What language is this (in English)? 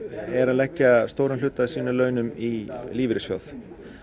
Icelandic